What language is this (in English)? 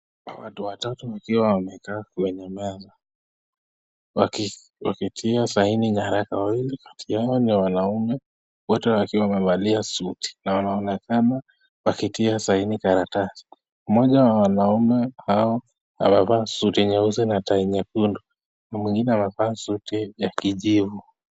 Swahili